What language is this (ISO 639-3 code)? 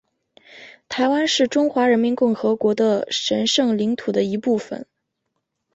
zho